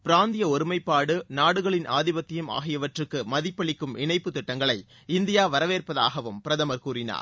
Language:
Tamil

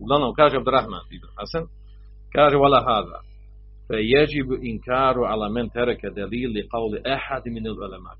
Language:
Croatian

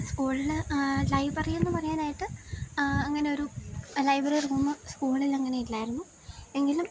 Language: Malayalam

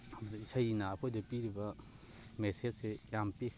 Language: Manipuri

